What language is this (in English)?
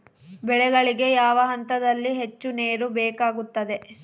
Kannada